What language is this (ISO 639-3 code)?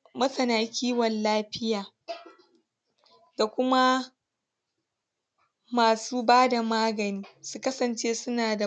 hau